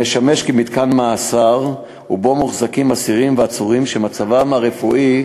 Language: Hebrew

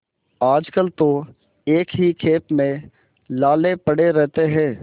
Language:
Hindi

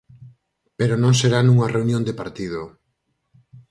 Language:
Galician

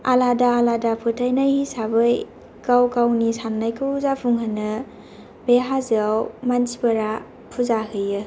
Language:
Bodo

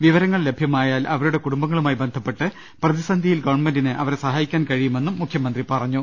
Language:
Malayalam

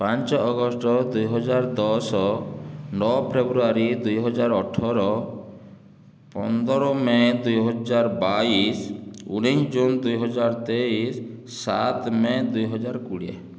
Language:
Odia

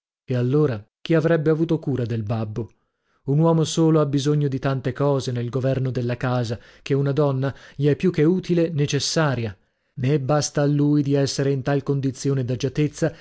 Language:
Italian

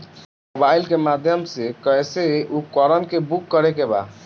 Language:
Bhojpuri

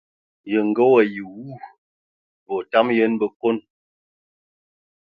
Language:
Ewondo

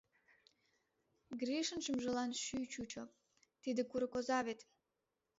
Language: Mari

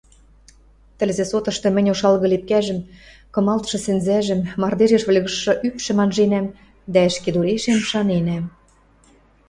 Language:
Western Mari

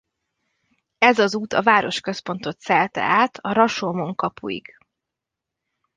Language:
Hungarian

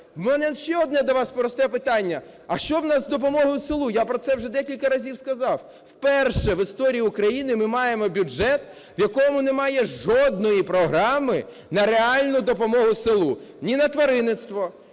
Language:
Ukrainian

